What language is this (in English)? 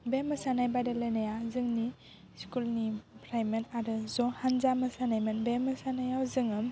Bodo